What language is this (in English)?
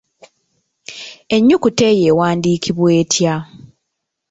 Ganda